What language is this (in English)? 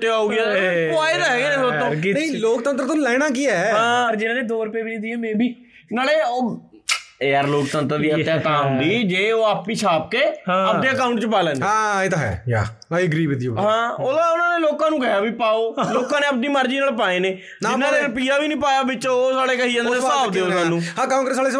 Punjabi